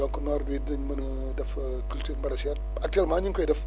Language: Wolof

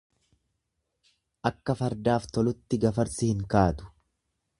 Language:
Oromo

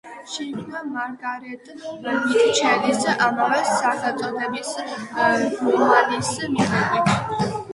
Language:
Georgian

